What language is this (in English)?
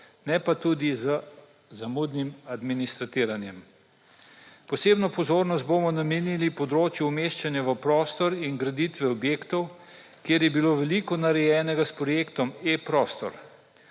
Slovenian